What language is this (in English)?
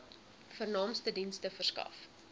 Afrikaans